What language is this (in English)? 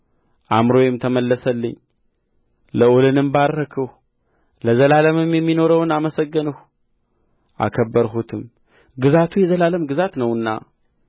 Amharic